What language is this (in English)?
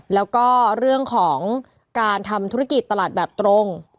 Thai